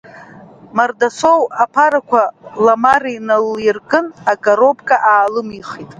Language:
Abkhazian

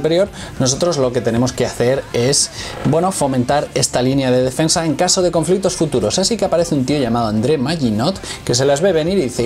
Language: Spanish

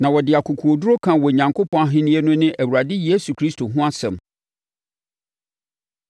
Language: Akan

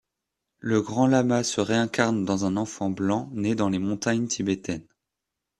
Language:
French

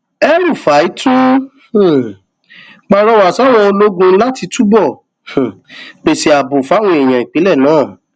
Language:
Yoruba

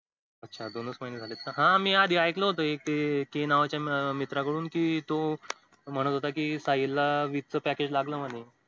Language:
Marathi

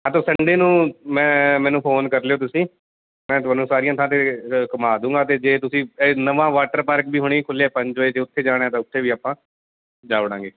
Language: Punjabi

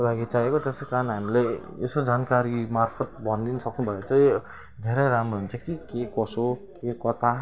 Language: Nepali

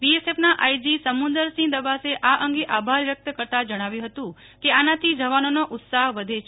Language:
Gujarati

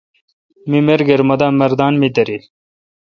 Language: Kalkoti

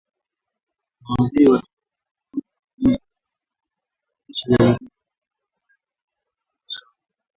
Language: Swahili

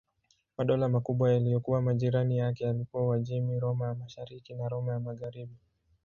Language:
Swahili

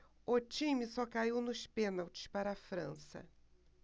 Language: Portuguese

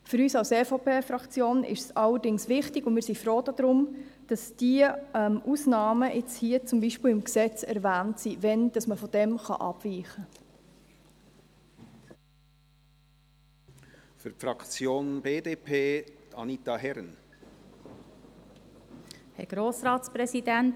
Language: Swiss German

